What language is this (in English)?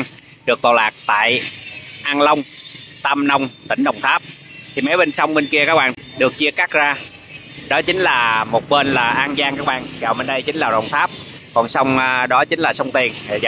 Vietnamese